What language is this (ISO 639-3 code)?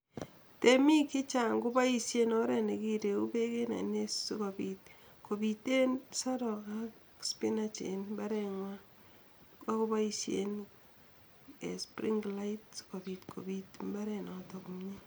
kln